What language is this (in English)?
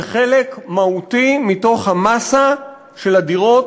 Hebrew